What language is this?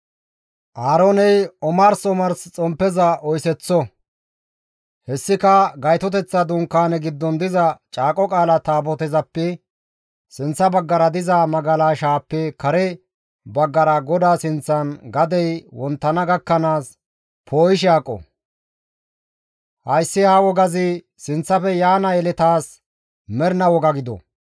Gamo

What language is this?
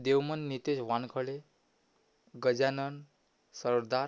Marathi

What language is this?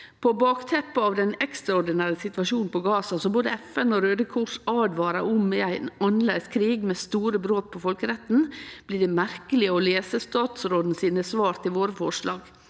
Norwegian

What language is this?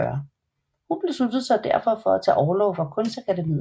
Danish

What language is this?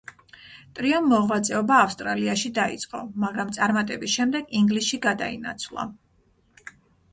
Georgian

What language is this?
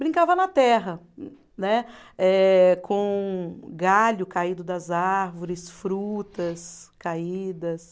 Portuguese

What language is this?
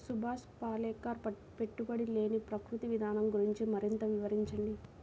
Telugu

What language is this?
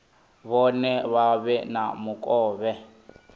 Venda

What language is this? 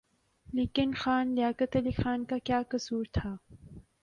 Urdu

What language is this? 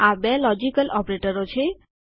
Gujarati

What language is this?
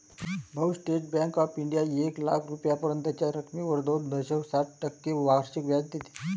Marathi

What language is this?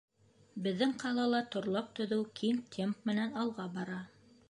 Bashkir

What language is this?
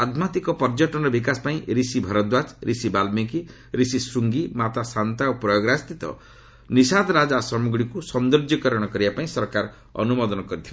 Odia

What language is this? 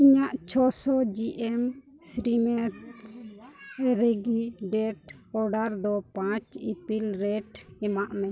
Santali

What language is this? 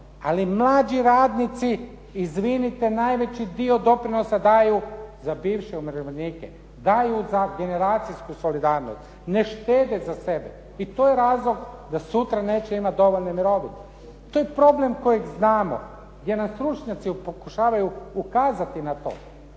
Croatian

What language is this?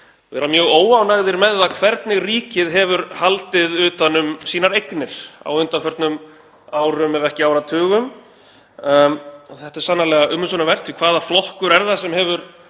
Icelandic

